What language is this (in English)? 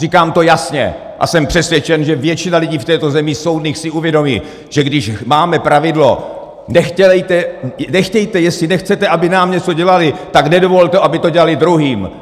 Czech